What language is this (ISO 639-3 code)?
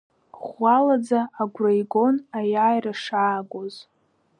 abk